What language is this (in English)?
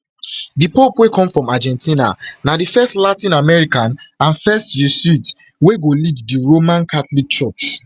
Nigerian Pidgin